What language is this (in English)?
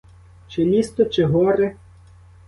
Ukrainian